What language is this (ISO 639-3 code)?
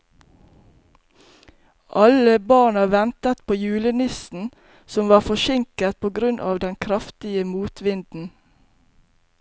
nor